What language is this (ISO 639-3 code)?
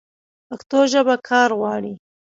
pus